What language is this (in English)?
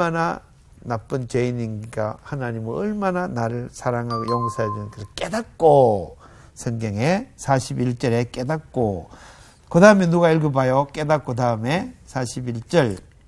Korean